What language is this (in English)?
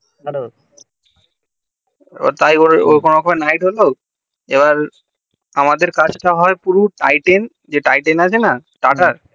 Bangla